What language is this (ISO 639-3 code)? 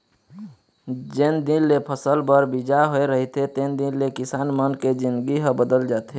hne